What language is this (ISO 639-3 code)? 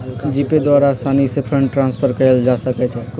mag